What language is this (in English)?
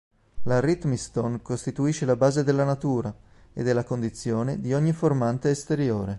Italian